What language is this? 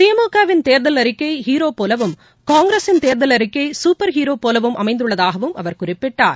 Tamil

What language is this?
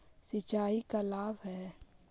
Magahi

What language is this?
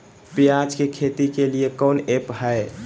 Magahi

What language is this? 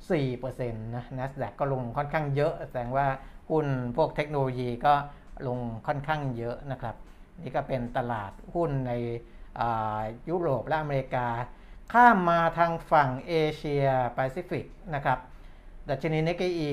Thai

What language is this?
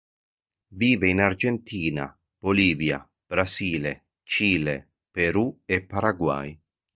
Italian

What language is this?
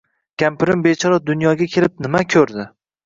Uzbek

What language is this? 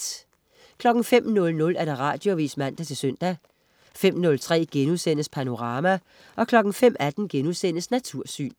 Danish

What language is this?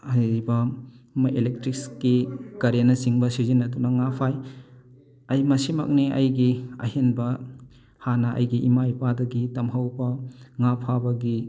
Manipuri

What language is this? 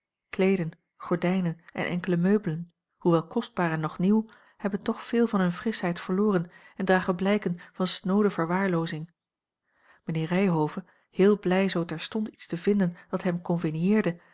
Dutch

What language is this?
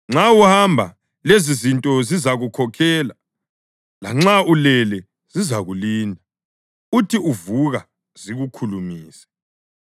North Ndebele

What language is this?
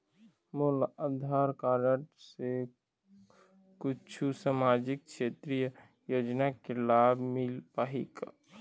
Chhattisgarhi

